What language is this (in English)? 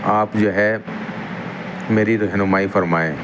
Urdu